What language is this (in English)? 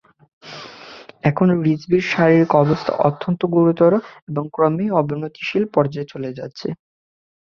Bangla